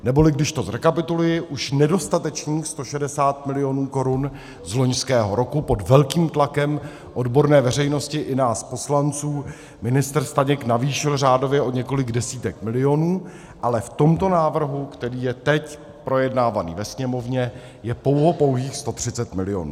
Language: Czech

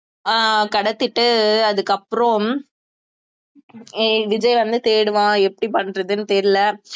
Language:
Tamil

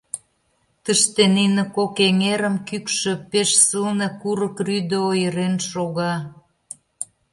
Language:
Mari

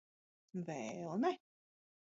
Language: Latvian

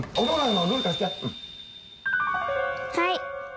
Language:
Japanese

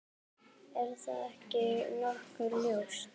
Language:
Icelandic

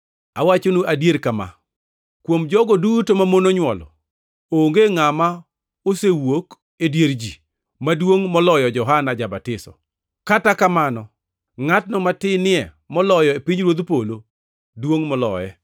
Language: Luo (Kenya and Tanzania)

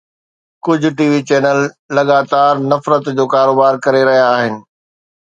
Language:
Sindhi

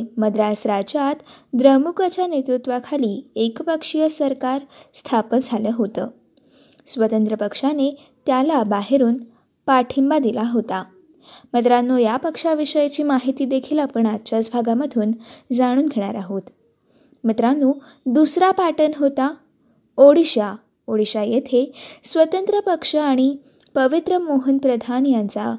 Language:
Marathi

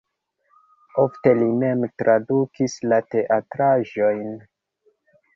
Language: Esperanto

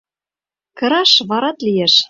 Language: Mari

